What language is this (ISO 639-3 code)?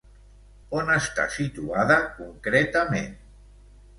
cat